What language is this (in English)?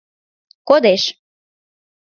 Mari